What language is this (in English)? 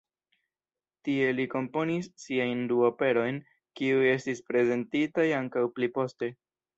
Esperanto